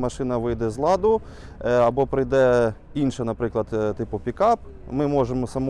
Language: Ukrainian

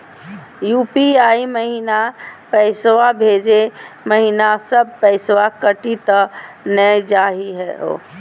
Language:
Magahi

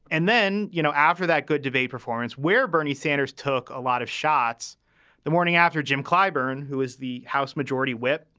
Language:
English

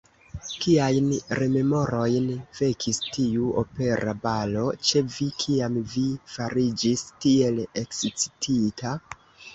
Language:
Esperanto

